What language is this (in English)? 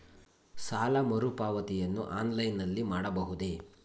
Kannada